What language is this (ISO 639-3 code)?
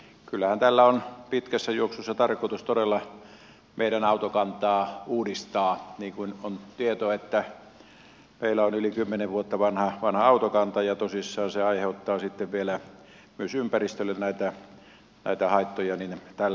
fin